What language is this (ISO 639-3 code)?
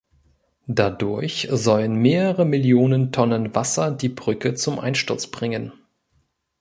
deu